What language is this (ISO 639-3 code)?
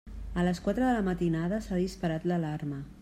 cat